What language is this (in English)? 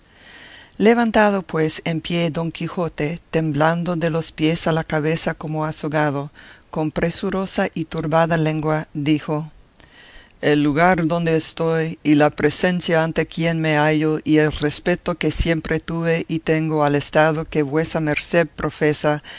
Spanish